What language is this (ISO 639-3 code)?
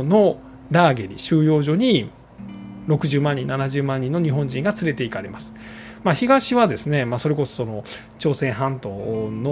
jpn